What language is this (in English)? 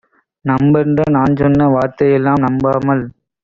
Tamil